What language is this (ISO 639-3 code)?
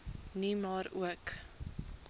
afr